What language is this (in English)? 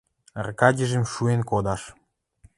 Western Mari